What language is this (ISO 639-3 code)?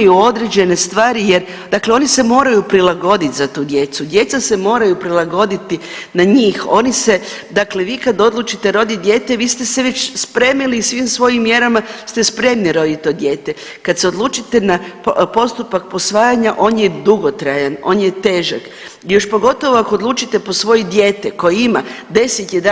hrv